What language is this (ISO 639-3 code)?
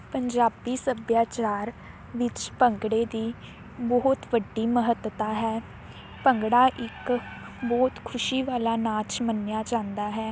pan